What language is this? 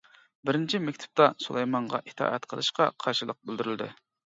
Uyghur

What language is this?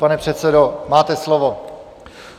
Czech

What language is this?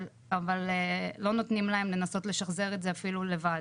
Hebrew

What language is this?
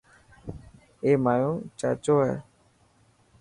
Dhatki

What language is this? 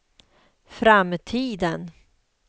Swedish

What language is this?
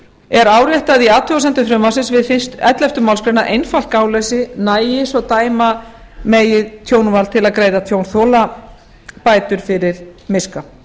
Icelandic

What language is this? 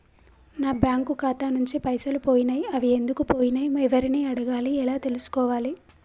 Telugu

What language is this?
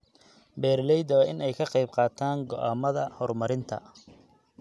Somali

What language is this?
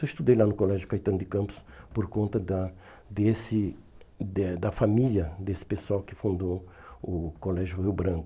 Portuguese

